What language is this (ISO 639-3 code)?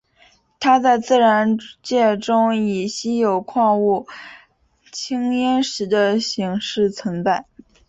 zho